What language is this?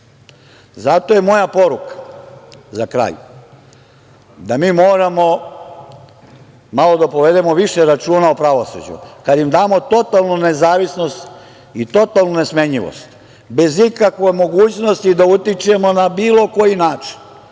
Serbian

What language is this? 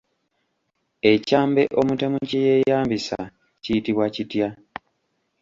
Ganda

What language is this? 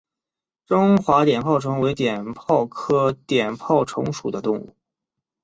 Chinese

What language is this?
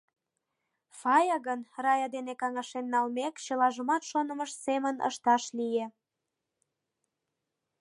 Mari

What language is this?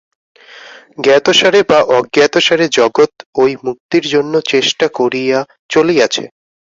Bangla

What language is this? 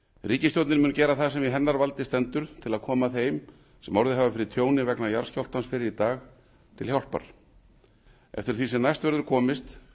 Icelandic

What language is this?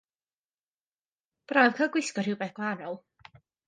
Welsh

